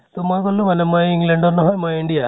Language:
Assamese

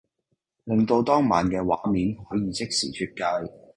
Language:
Cantonese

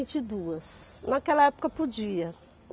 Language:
Portuguese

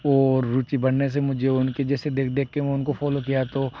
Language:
Hindi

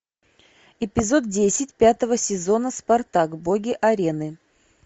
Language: Russian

